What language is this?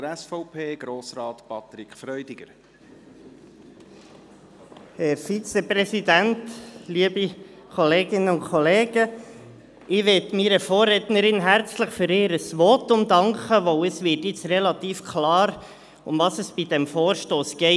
Swiss German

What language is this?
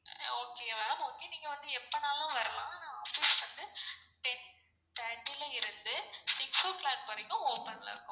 Tamil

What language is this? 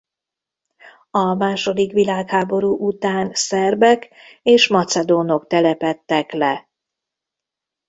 Hungarian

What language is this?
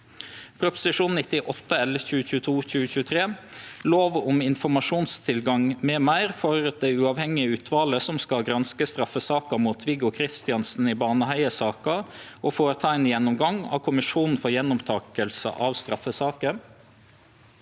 Norwegian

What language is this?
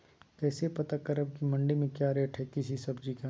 Magahi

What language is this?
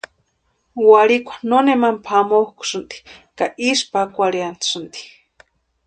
Western Highland Purepecha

